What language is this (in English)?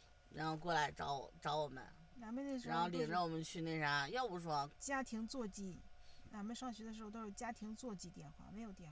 Chinese